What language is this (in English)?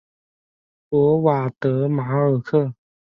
Chinese